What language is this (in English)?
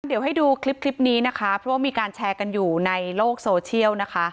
Thai